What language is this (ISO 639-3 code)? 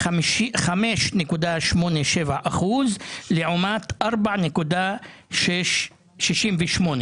heb